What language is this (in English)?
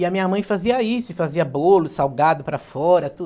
Portuguese